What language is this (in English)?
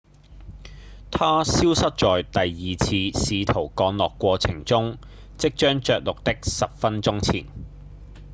Cantonese